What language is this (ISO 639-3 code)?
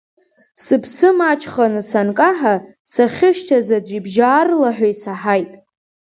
abk